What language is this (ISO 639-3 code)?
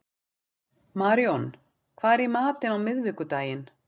isl